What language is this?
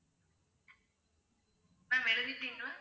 Tamil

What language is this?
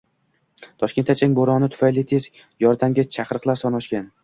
Uzbek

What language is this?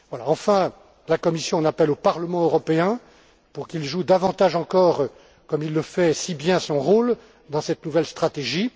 French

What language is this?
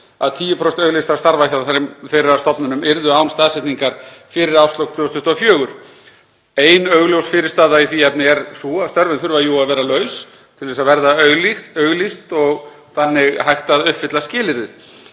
Icelandic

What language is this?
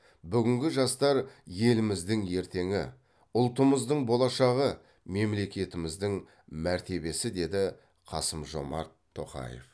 Kazakh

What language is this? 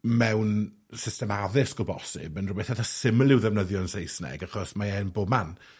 Welsh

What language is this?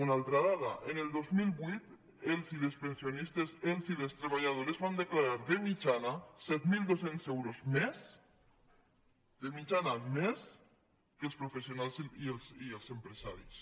Catalan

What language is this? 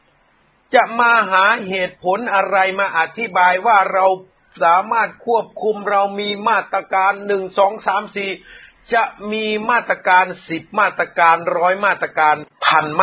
Thai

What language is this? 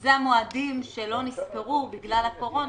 Hebrew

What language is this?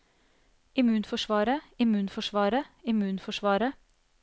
Norwegian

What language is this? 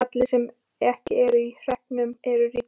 Icelandic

